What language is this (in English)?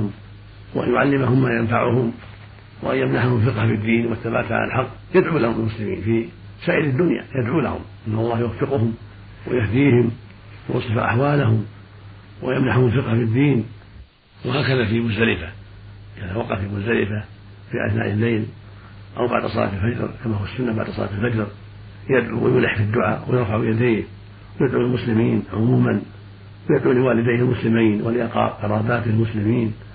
Arabic